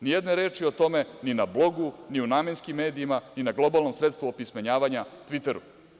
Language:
Serbian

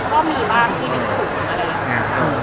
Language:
Thai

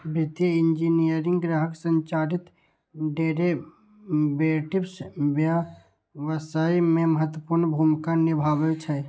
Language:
Maithili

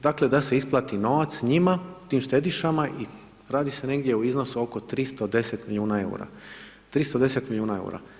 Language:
Croatian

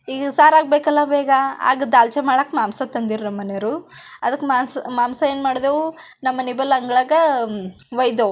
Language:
Kannada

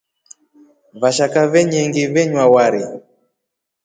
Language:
Rombo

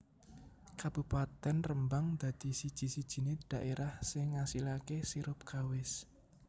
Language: Javanese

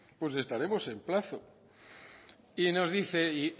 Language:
Spanish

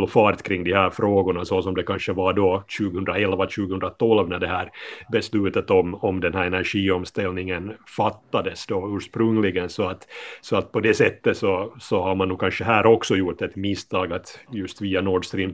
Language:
Swedish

